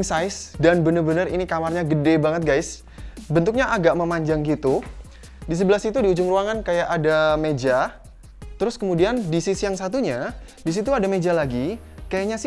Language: Indonesian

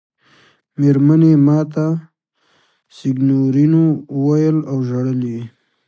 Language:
Pashto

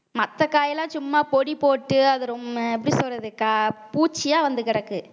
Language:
Tamil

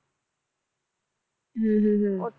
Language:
Punjabi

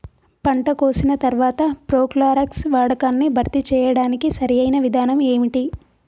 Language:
Telugu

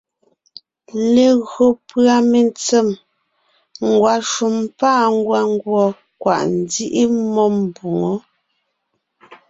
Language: Ngiemboon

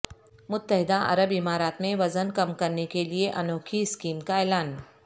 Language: Urdu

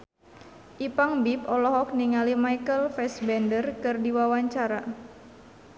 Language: Sundanese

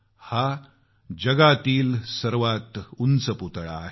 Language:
Marathi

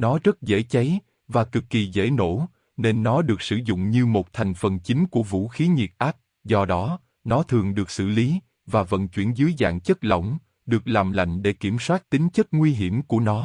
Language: Vietnamese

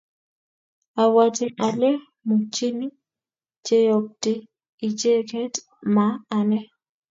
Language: Kalenjin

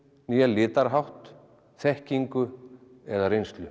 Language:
Icelandic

